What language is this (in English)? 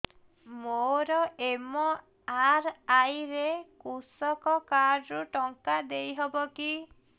Odia